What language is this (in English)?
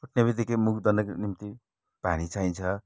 Nepali